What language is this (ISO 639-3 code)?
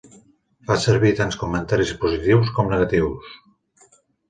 cat